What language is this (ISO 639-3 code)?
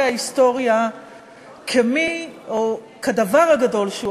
heb